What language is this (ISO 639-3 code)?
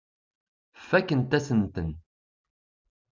kab